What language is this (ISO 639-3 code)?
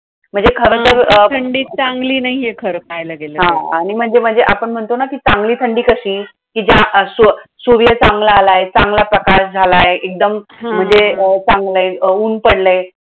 mar